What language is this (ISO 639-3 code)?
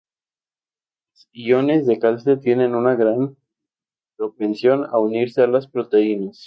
spa